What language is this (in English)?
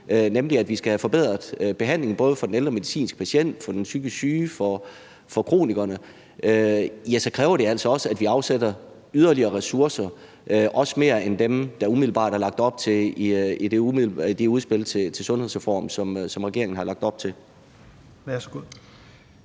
Danish